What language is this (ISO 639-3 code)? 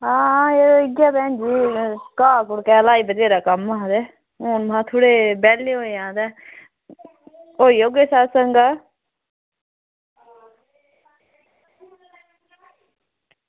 doi